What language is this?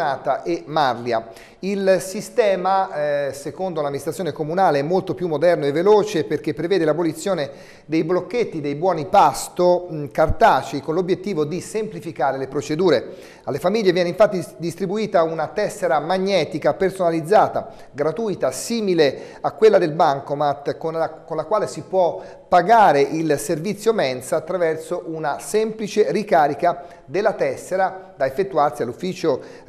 Italian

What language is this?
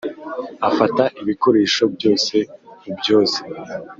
Kinyarwanda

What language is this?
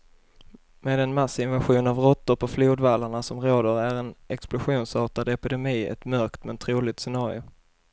Swedish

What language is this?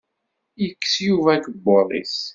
Kabyle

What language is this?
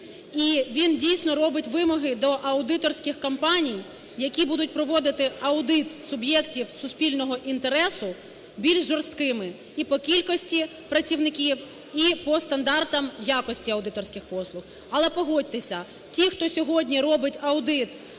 Ukrainian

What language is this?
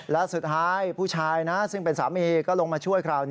Thai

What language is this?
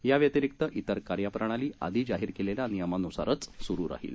Marathi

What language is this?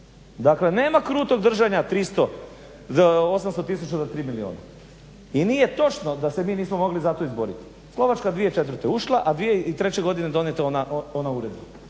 Croatian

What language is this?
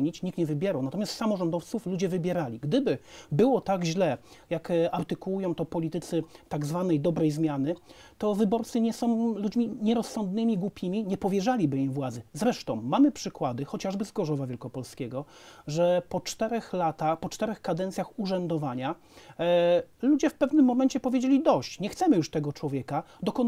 Polish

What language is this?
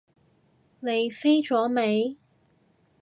Cantonese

